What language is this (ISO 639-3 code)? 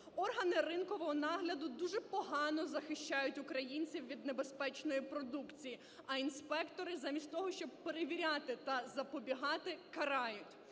ukr